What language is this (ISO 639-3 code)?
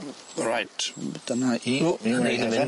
cym